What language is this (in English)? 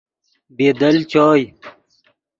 Yidgha